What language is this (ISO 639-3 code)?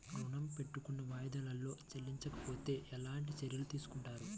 tel